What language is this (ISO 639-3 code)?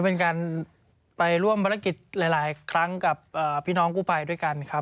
tha